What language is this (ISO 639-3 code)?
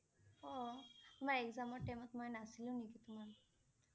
asm